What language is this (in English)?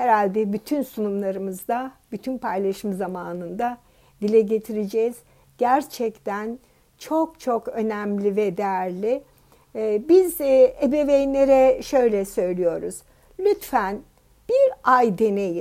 Turkish